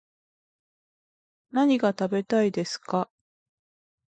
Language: Japanese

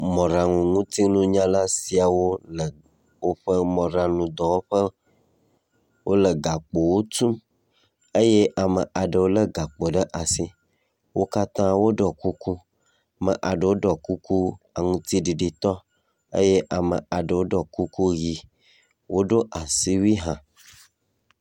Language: Ewe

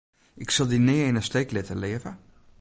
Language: Western Frisian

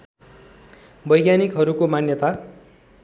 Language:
Nepali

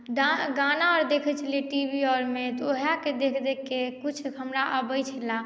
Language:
Maithili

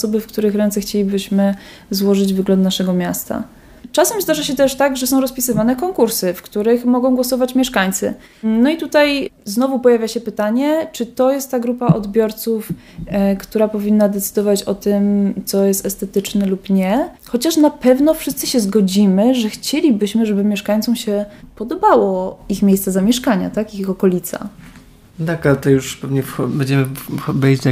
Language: Polish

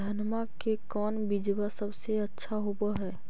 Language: Magahi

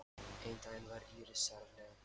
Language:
Icelandic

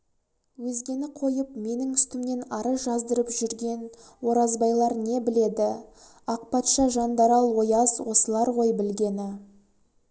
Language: Kazakh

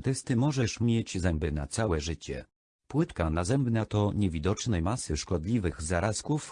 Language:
Polish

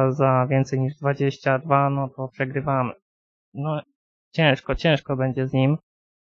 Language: Polish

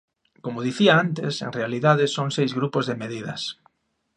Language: Galician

